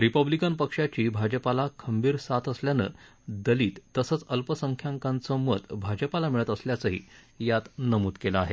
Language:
Marathi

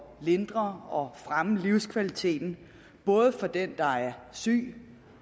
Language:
Danish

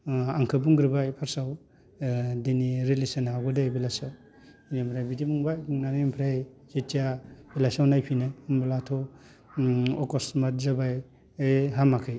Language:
Bodo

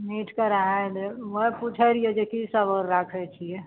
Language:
Maithili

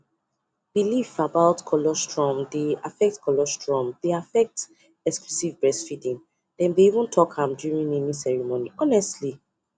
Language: Nigerian Pidgin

